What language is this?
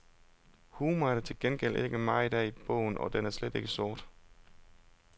Danish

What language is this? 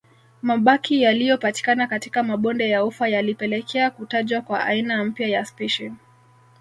Swahili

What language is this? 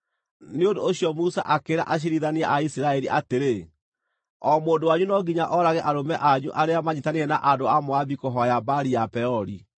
Kikuyu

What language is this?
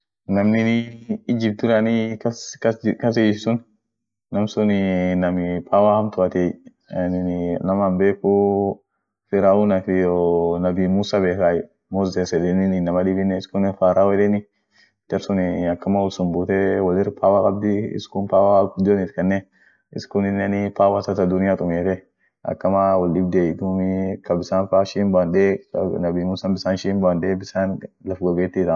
Orma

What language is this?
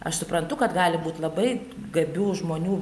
Lithuanian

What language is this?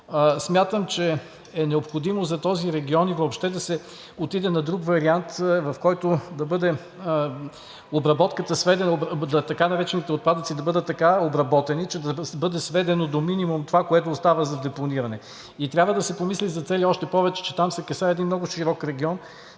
Bulgarian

